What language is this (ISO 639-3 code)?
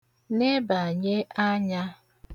ibo